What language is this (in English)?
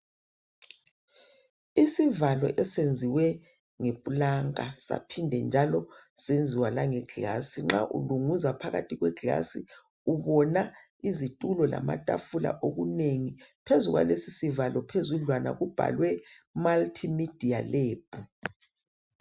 North Ndebele